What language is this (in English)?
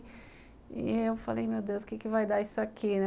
Portuguese